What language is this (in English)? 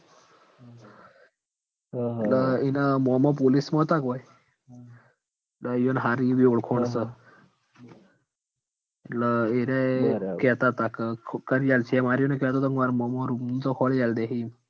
Gujarati